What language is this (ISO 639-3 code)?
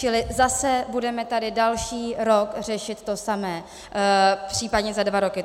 ces